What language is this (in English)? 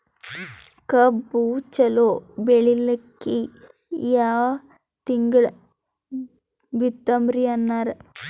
Kannada